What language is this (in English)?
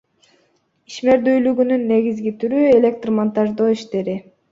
Kyrgyz